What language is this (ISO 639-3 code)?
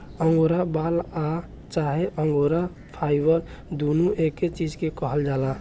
bho